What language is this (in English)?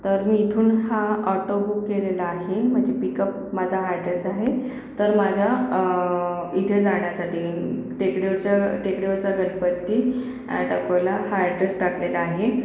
Marathi